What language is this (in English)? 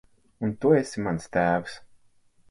Latvian